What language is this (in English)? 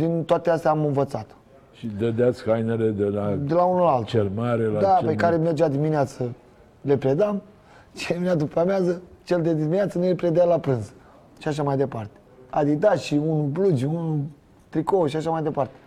Romanian